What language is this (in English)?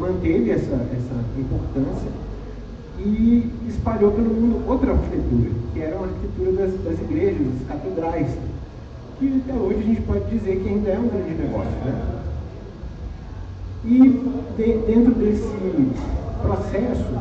Portuguese